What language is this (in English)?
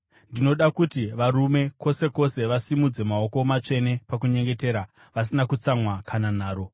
Shona